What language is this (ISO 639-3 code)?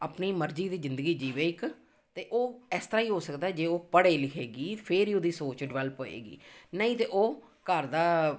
pan